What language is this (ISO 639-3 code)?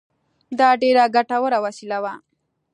pus